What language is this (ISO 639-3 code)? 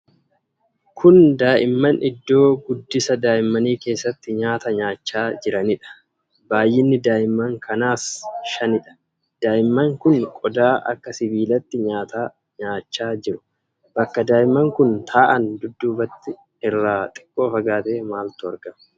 orm